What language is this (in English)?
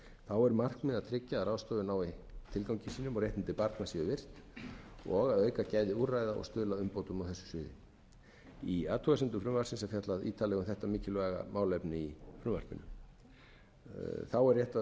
Icelandic